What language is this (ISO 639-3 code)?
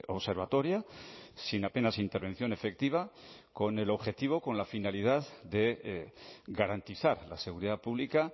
spa